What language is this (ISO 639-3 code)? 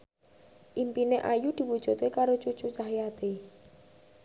jav